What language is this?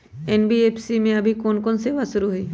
Magahi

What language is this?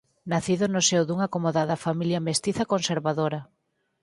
Galician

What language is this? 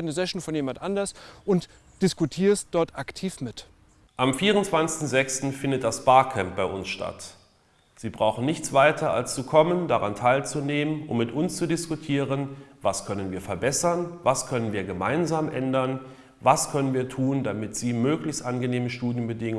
German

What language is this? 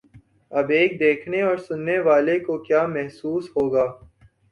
Urdu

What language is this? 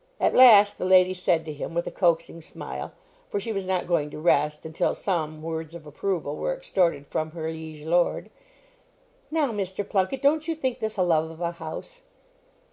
English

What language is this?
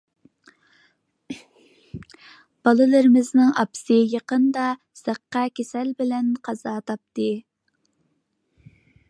Uyghur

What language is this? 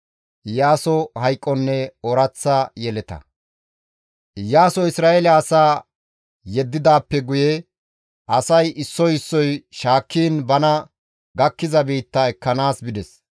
Gamo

